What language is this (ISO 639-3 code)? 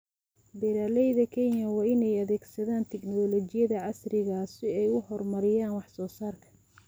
som